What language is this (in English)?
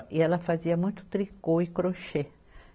Portuguese